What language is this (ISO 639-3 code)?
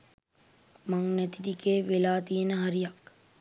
sin